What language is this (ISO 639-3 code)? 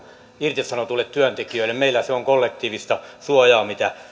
fin